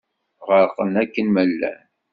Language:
Kabyle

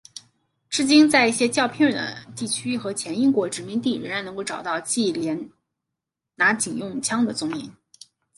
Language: Chinese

